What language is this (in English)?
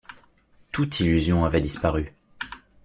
French